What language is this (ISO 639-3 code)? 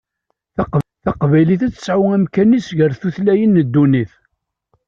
kab